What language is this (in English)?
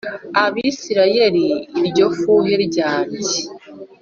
Kinyarwanda